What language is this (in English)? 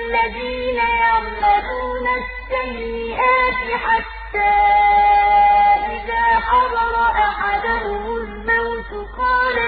Arabic